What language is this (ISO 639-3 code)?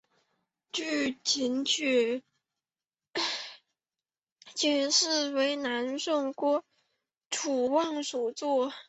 zho